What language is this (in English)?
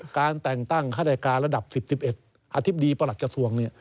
Thai